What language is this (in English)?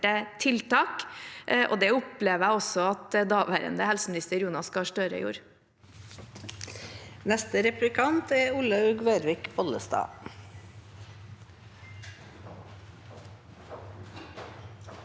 Norwegian